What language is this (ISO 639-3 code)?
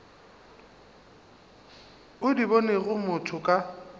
nso